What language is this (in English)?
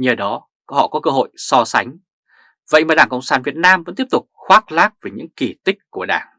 Vietnamese